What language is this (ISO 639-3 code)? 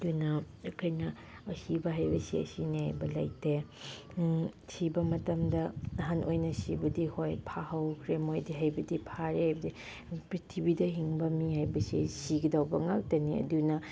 mni